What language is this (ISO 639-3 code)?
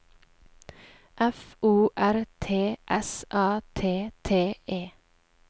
nor